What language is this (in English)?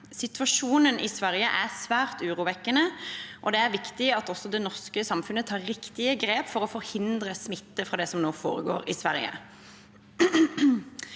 Norwegian